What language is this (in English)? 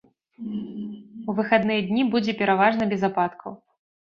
Belarusian